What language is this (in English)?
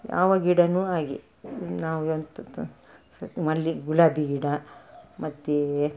Kannada